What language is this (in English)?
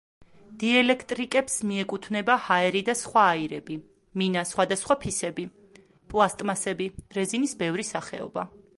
Georgian